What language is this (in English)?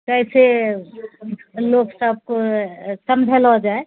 Maithili